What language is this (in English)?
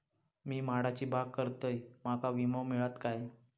Marathi